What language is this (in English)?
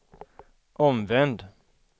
Swedish